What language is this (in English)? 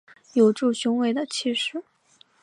Chinese